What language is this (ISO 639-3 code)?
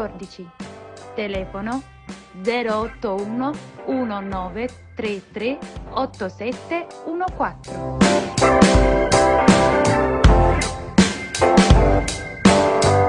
ita